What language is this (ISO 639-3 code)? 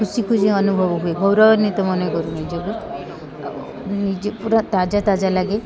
ori